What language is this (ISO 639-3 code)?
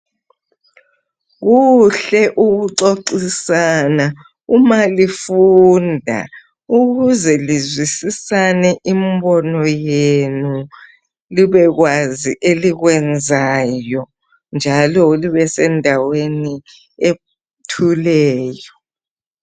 nde